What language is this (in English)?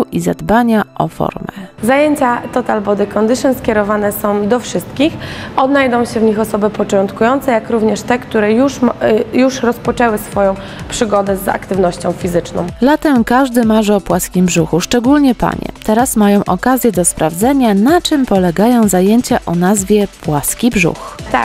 Polish